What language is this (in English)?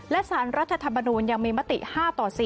Thai